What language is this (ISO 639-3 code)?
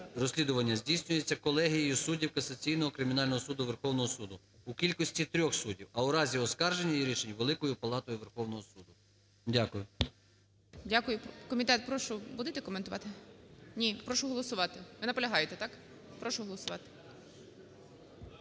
ukr